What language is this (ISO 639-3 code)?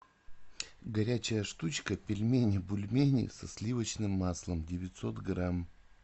rus